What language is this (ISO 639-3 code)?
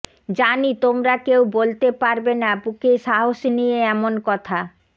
ben